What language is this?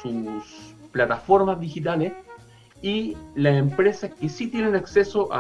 Spanish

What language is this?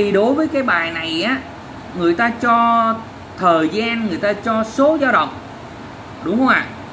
Vietnamese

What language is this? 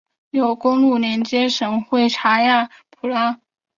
Chinese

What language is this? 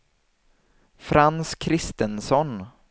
Swedish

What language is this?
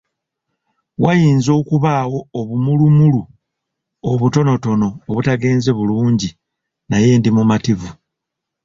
Ganda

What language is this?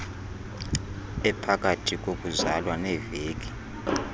Xhosa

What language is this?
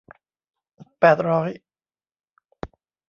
Thai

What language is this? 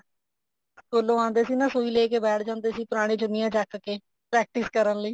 Punjabi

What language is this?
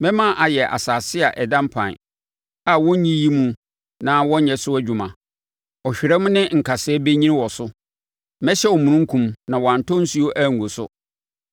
Akan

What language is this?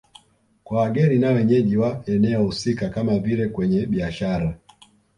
Swahili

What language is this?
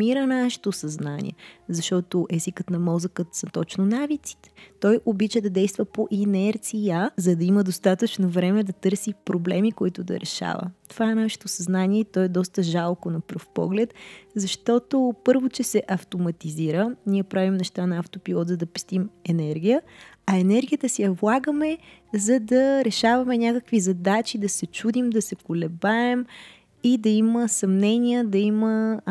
Bulgarian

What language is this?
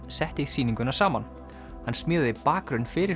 Icelandic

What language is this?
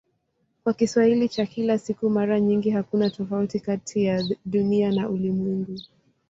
Swahili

